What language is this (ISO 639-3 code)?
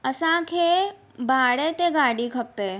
snd